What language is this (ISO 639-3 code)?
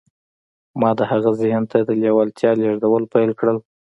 pus